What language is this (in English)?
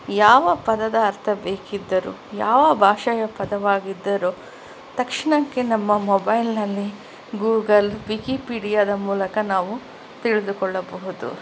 Kannada